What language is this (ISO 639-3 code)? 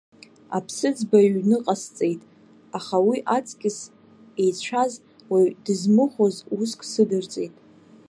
abk